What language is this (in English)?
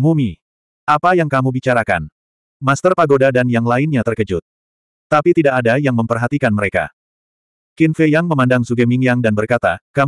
Indonesian